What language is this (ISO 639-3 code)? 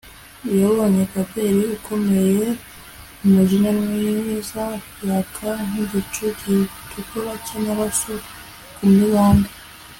kin